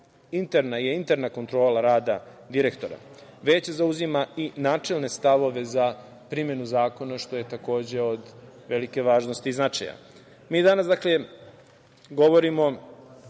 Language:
Serbian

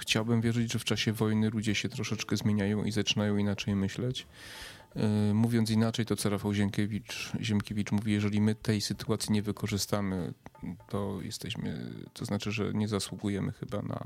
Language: Polish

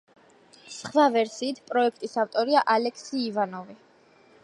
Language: Georgian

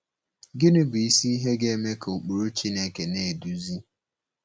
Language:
Igbo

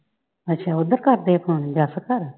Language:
Punjabi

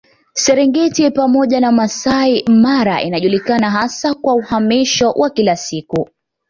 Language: Swahili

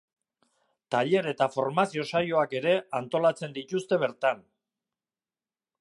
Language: Basque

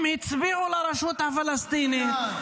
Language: Hebrew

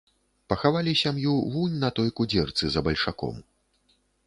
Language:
Belarusian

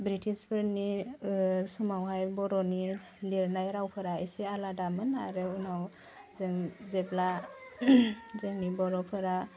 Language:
Bodo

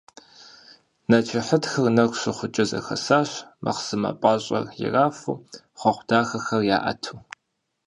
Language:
Kabardian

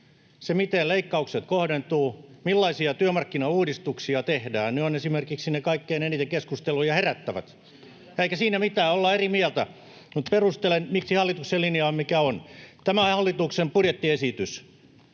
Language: Finnish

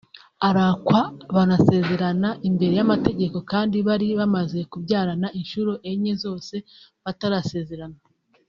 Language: Kinyarwanda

